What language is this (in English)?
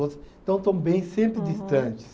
Portuguese